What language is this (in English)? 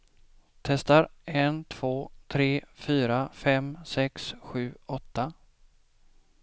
Swedish